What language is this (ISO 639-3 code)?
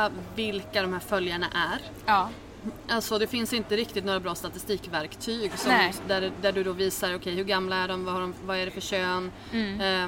swe